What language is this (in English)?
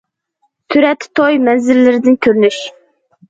Uyghur